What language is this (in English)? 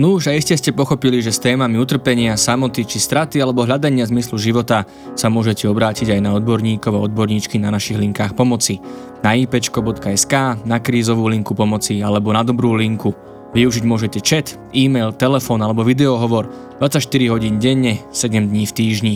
Slovak